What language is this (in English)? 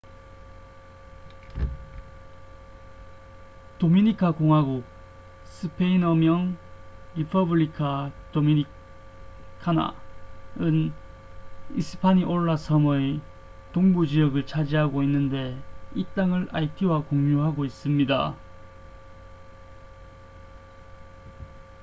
Korean